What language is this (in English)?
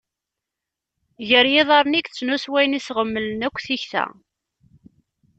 Kabyle